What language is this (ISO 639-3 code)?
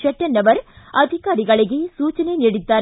kan